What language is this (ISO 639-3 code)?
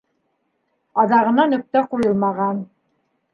bak